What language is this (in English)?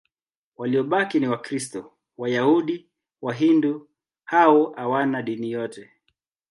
Swahili